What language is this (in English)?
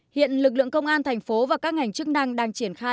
Vietnamese